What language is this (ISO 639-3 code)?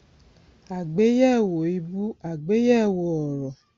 yor